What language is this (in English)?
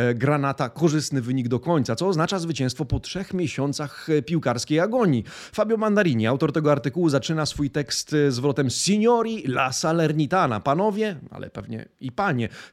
Polish